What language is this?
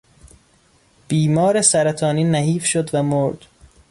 Persian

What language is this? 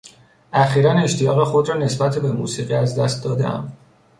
Persian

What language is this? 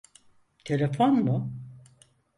Turkish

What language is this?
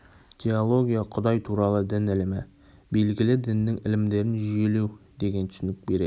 Kazakh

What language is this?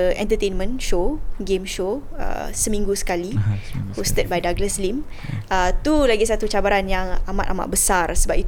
Malay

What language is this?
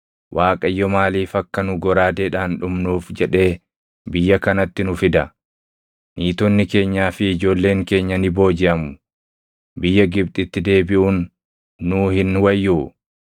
Oromo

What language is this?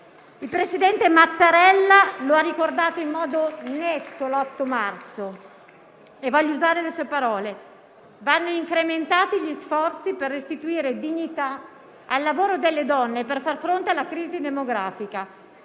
Italian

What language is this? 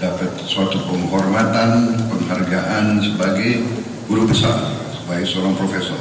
Indonesian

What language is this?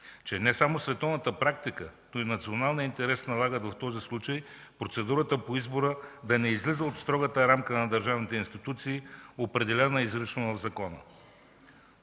Bulgarian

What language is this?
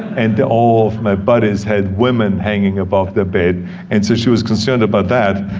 English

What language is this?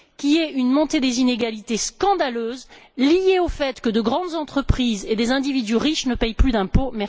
French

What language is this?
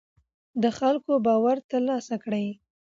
Pashto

